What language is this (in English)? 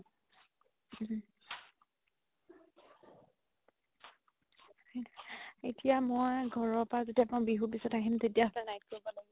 Assamese